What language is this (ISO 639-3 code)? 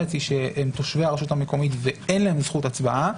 heb